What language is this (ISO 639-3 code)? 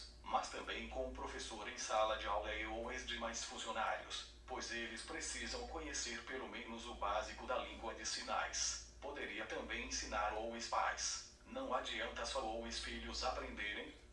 por